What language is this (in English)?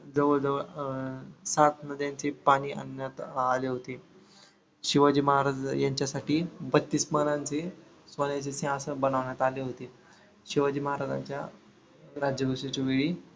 Marathi